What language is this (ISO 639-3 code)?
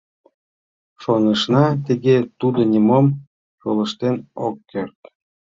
chm